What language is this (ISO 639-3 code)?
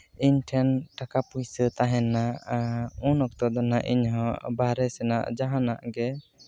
sat